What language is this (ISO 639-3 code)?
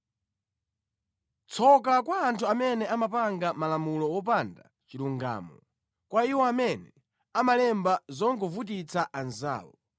nya